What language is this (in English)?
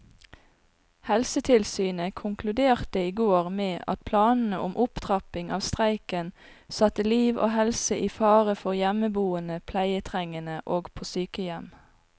Norwegian